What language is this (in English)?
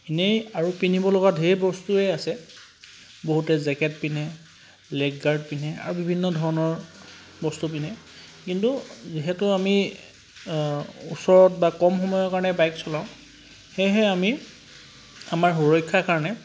Assamese